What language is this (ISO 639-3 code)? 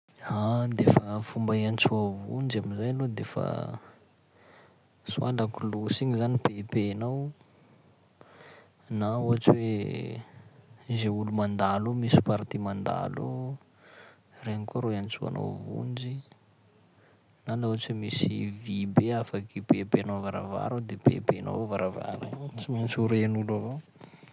skg